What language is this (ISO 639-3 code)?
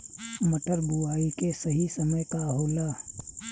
bho